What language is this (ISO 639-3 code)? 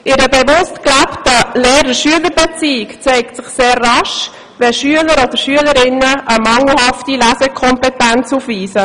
gsw